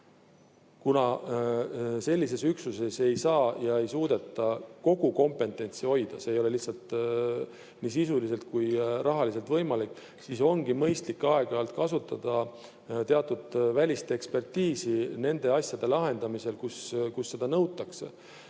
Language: Estonian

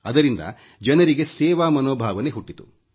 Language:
Kannada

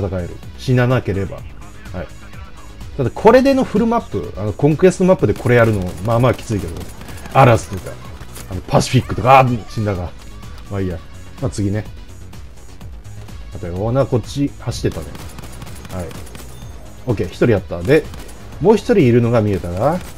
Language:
Japanese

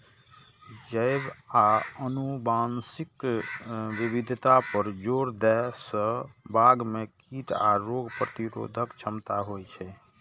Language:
Maithili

